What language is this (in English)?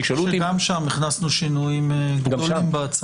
Hebrew